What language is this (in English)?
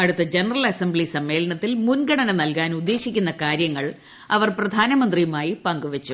Malayalam